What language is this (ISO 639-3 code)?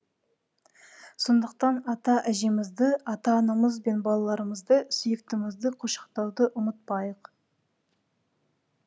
kaz